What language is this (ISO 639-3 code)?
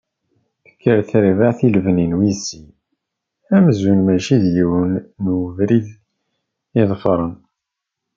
kab